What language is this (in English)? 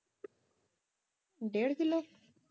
Punjabi